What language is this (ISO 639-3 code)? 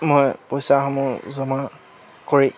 asm